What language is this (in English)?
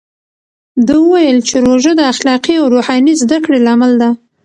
Pashto